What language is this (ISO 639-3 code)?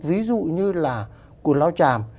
vie